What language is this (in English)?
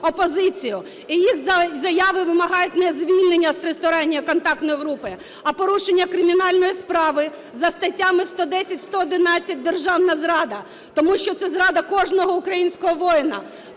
Ukrainian